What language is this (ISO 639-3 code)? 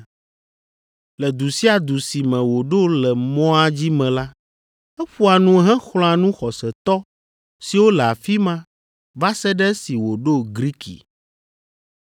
ewe